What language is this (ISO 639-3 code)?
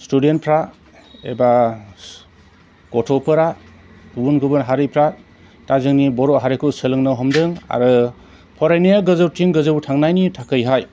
brx